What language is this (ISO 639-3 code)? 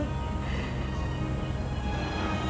ind